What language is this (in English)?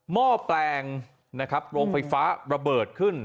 Thai